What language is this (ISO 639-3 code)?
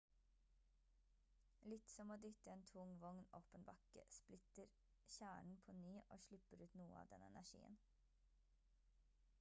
nob